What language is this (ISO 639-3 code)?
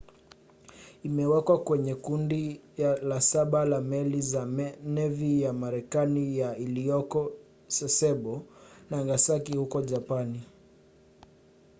swa